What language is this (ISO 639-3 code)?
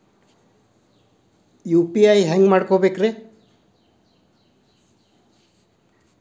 kan